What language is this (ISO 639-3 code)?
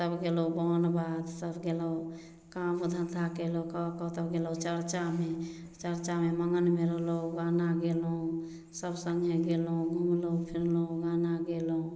mai